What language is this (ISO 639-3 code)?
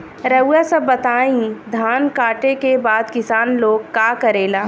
bho